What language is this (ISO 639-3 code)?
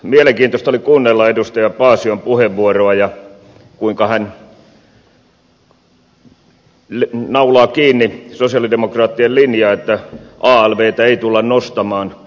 fin